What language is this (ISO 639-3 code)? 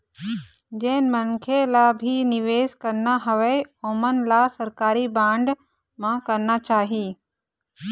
hne